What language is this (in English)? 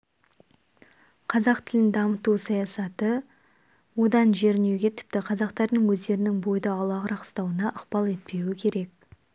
Kazakh